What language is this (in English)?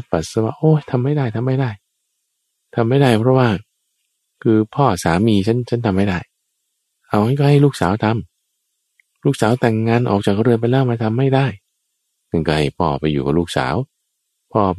Thai